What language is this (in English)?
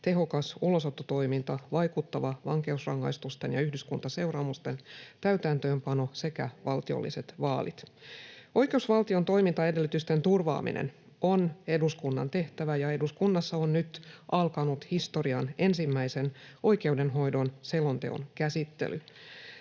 Finnish